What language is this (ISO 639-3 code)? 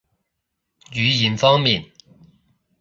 yue